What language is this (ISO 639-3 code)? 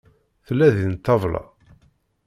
kab